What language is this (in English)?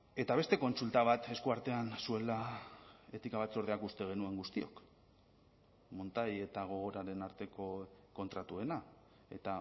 Basque